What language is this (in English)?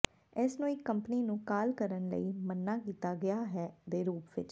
Punjabi